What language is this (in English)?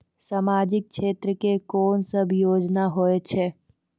Maithili